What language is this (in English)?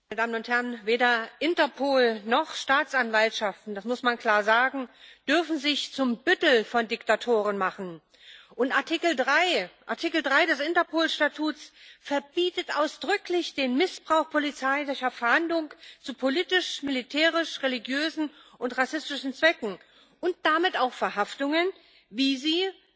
German